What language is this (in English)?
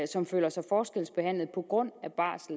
Danish